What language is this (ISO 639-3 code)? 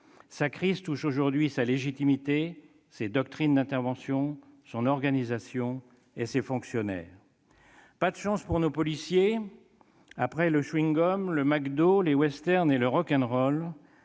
fra